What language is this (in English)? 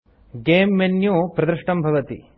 Sanskrit